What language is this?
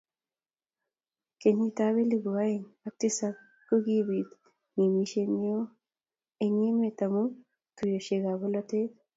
Kalenjin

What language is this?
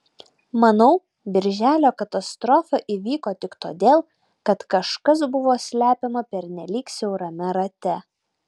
Lithuanian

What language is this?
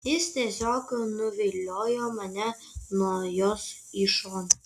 Lithuanian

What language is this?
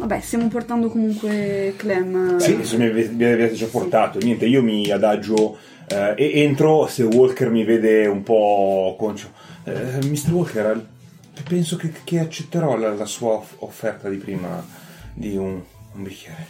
Italian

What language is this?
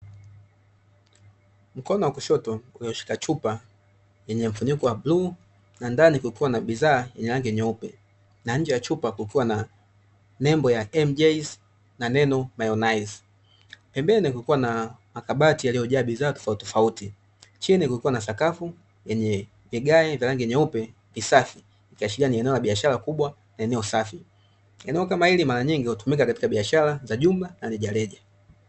Swahili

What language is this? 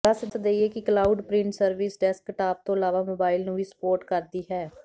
Punjabi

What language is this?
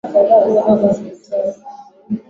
Swahili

